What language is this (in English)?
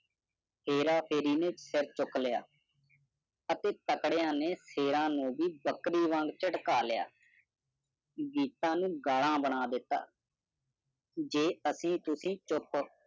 Punjabi